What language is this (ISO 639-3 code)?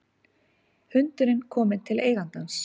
isl